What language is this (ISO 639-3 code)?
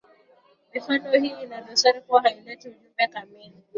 swa